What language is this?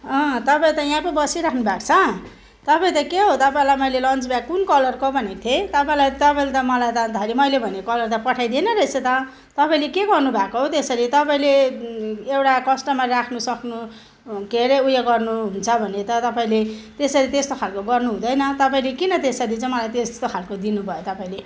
Nepali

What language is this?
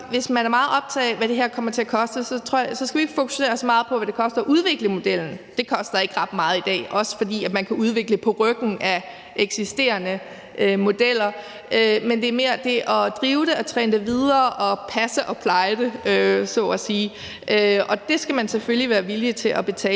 Danish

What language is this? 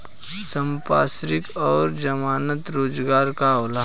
Bhojpuri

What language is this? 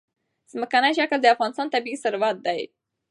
Pashto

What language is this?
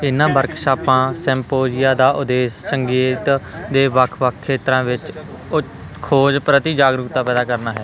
Punjabi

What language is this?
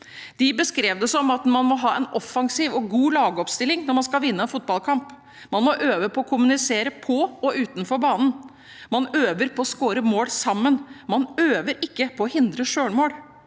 Norwegian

